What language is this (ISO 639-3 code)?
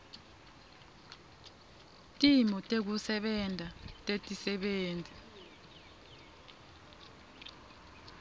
ssw